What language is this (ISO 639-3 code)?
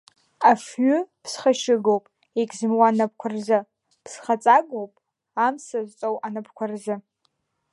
abk